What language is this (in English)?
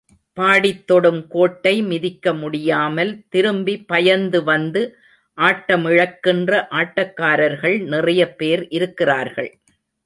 Tamil